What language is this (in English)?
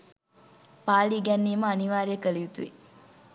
Sinhala